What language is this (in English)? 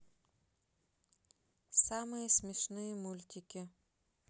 Russian